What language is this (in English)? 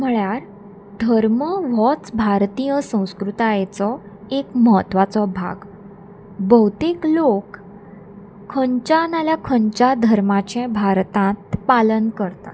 Konkani